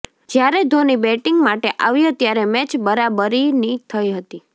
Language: Gujarati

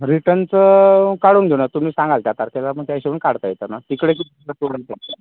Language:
Marathi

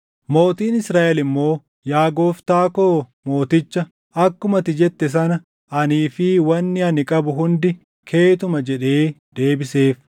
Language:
Oromo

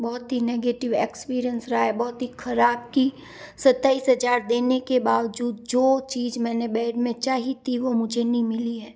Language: Hindi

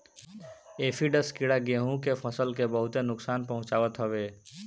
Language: Bhojpuri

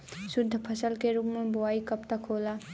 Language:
Bhojpuri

